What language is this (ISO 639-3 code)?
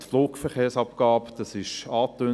gsw